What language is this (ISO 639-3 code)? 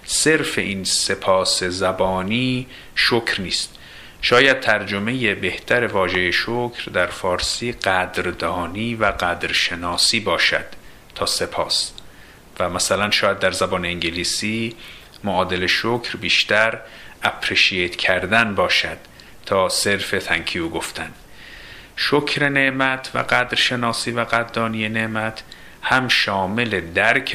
fas